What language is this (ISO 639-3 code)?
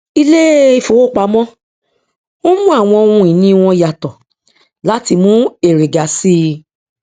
yor